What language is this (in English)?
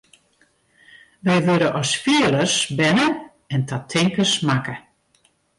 Western Frisian